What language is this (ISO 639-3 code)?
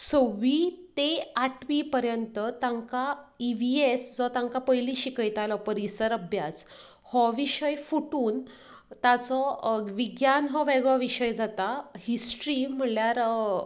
kok